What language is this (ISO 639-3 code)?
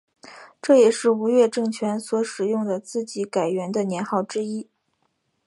zho